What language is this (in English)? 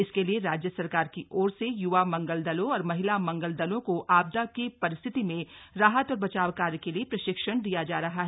Hindi